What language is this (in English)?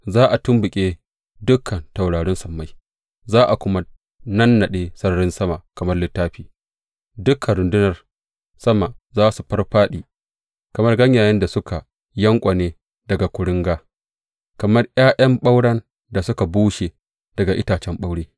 Hausa